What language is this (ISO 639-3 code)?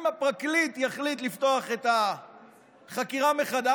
heb